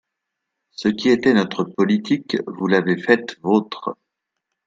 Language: French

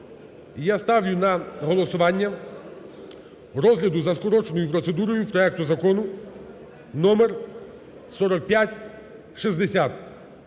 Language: Ukrainian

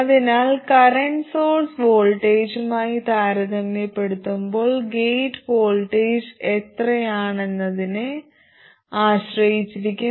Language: Malayalam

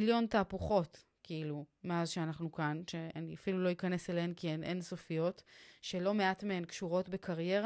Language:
Hebrew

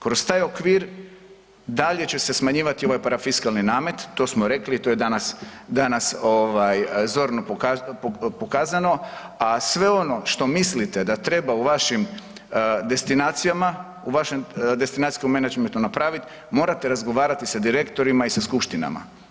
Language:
Croatian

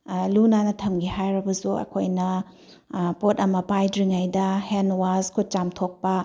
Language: Manipuri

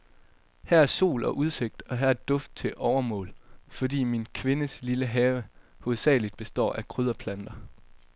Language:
Danish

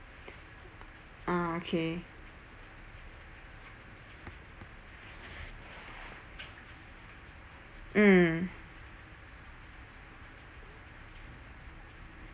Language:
English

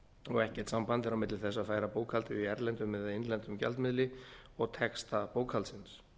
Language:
Icelandic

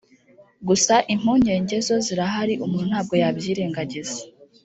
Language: Kinyarwanda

